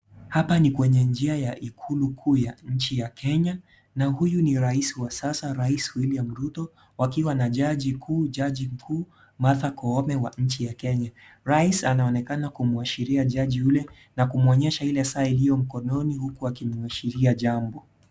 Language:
Swahili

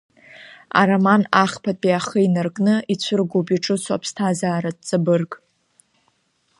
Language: Abkhazian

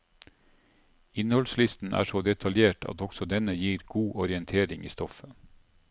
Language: Norwegian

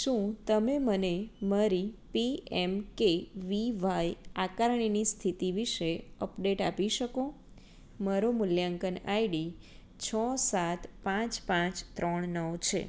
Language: Gujarati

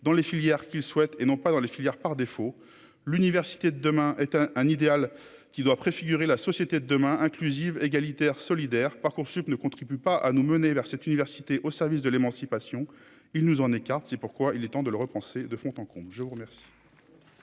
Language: French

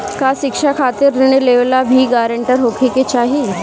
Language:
Bhojpuri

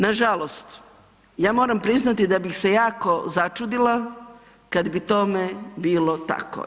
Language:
Croatian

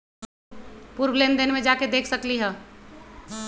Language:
Magahi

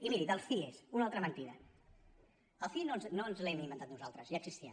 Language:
Catalan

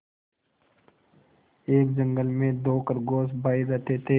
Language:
Hindi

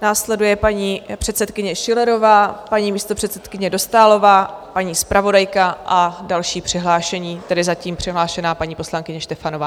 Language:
Czech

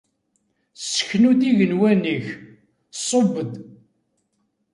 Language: Kabyle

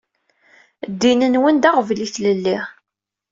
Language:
Kabyle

